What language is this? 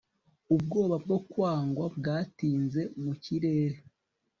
Kinyarwanda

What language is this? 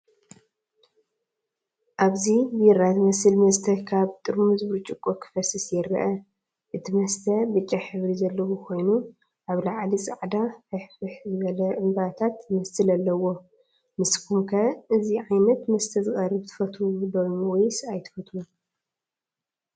Tigrinya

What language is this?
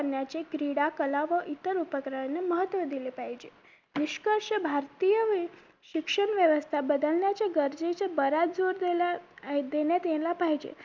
Marathi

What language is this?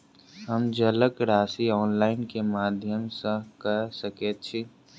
Maithili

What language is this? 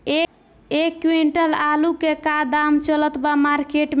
Bhojpuri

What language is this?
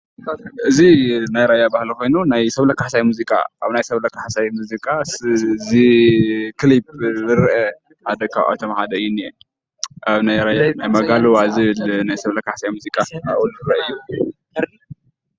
Tigrinya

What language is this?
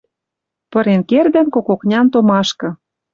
Western Mari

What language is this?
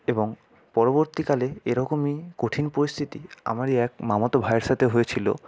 Bangla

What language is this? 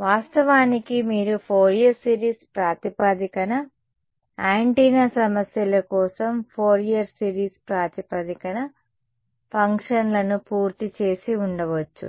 Telugu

